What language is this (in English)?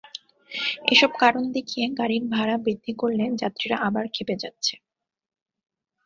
Bangla